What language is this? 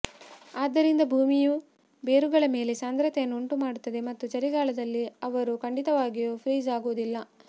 Kannada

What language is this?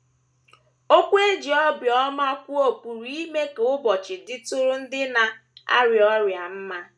Igbo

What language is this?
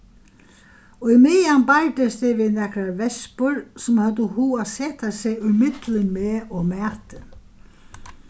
Faroese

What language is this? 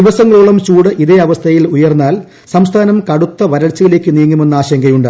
Malayalam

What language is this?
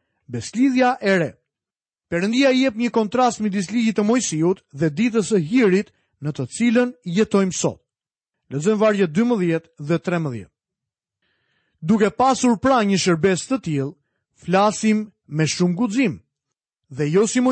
Croatian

